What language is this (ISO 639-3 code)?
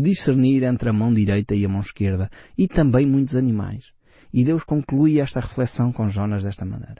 por